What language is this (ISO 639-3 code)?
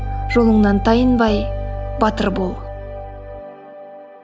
kaz